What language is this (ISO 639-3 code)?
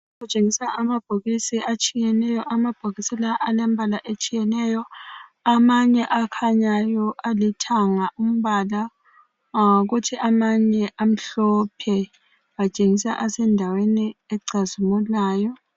nde